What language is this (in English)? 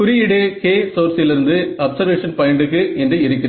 Tamil